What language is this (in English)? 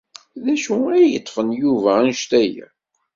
Kabyle